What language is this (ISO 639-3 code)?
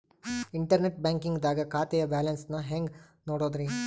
kan